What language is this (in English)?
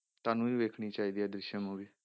Punjabi